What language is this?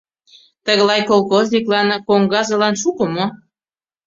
Mari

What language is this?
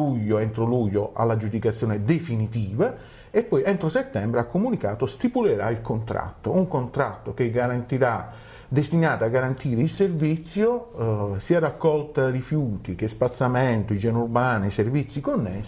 Italian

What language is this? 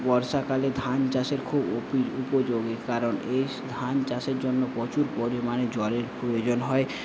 Bangla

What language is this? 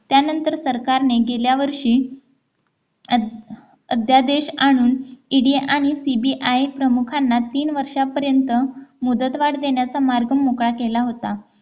Marathi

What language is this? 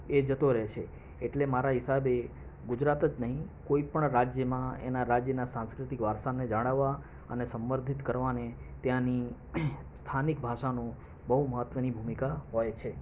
Gujarati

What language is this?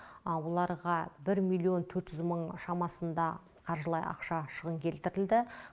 Kazakh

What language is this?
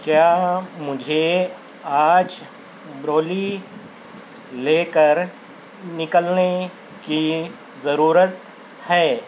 Urdu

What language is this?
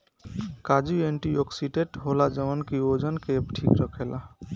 Bhojpuri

